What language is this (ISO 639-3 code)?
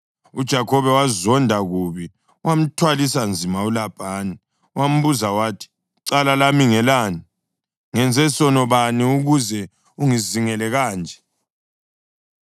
nde